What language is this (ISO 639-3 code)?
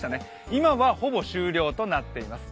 jpn